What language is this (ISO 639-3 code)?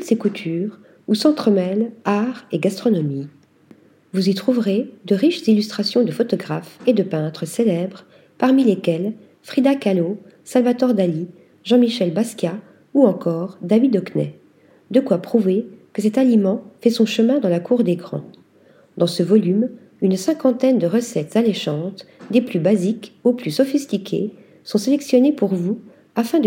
fra